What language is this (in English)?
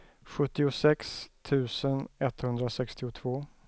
Swedish